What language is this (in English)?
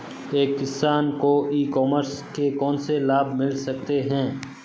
Hindi